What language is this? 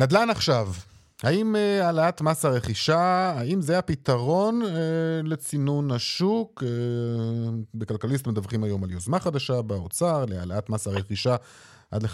Hebrew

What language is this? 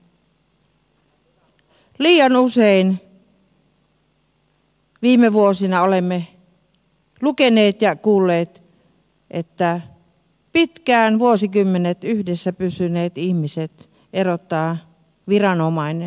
Finnish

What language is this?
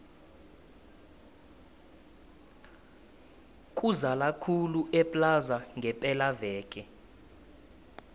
South Ndebele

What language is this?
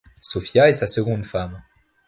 French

